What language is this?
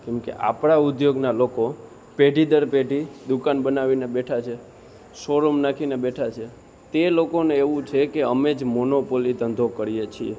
Gujarati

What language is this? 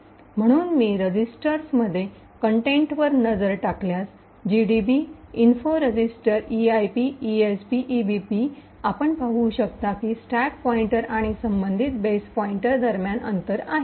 Marathi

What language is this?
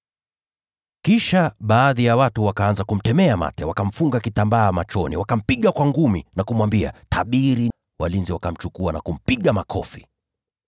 Swahili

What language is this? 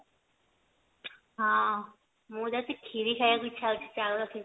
Odia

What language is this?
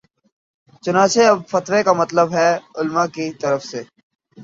Urdu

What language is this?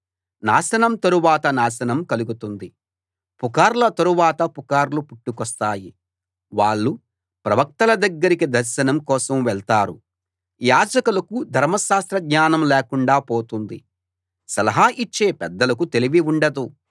Telugu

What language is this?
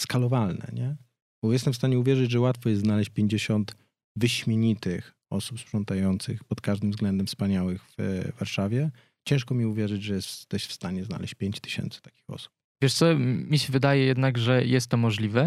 Polish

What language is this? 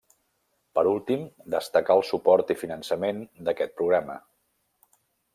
Catalan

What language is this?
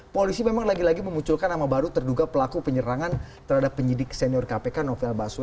Indonesian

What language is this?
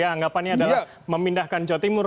Indonesian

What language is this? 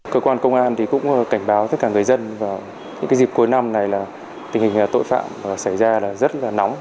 Vietnamese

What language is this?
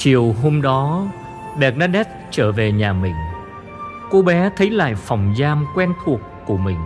Vietnamese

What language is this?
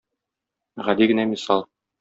Tatar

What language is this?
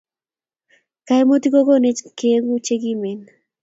Kalenjin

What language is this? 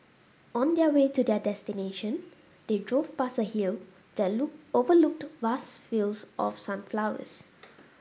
English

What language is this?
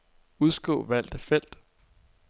Danish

